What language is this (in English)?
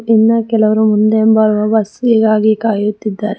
Kannada